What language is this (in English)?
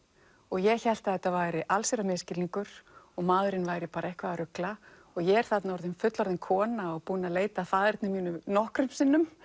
Icelandic